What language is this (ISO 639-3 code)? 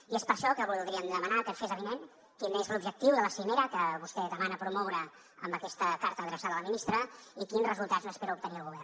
cat